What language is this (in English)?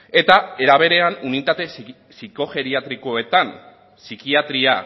Basque